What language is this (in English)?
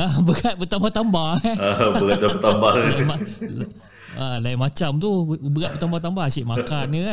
Malay